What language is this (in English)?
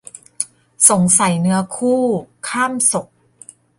Thai